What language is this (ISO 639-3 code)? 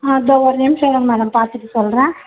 tam